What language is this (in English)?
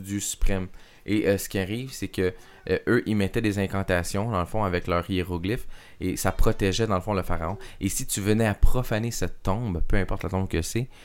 French